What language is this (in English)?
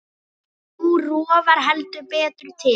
Icelandic